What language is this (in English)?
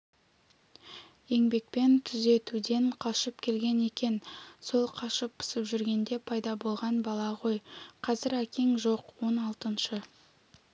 Kazakh